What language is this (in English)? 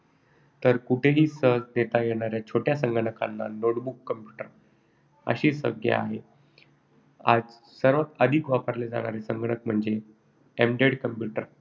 Marathi